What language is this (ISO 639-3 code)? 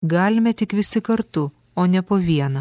lit